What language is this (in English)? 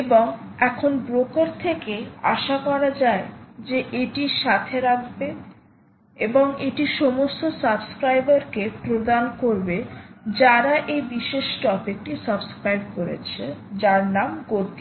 Bangla